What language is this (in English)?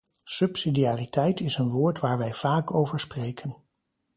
Dutch